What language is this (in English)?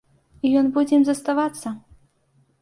Belarusian